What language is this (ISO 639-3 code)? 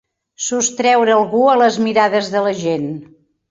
cat